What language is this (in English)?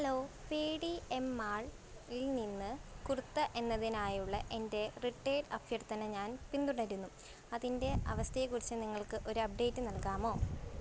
Malayalam